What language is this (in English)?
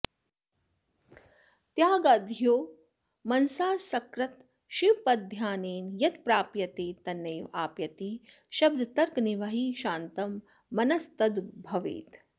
Sanskrit